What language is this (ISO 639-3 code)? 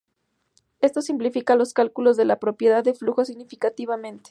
spa